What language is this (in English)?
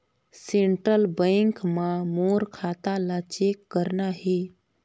Chhattisgarhi